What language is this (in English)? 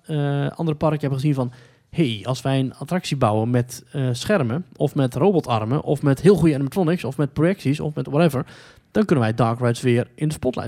Dutch